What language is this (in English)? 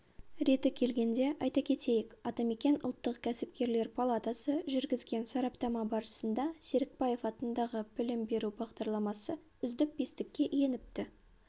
Kazakh